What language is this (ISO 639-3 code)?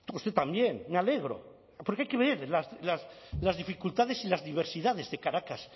spa